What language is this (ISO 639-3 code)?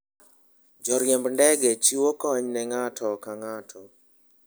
luo